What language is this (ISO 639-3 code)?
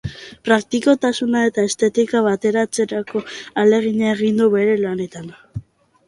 eus